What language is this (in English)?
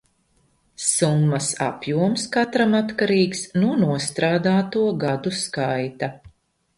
Latvian